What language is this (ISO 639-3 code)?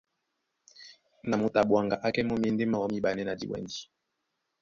dua